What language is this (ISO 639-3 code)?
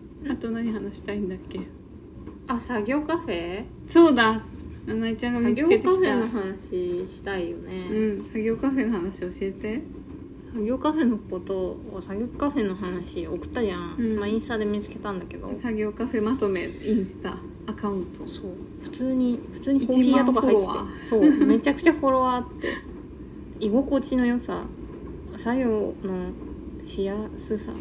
jpn